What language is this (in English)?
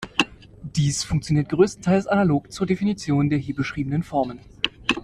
German